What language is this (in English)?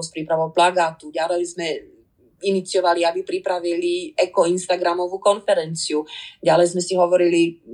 Slovak